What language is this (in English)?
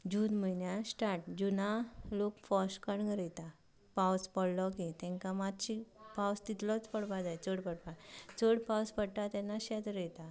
Konkani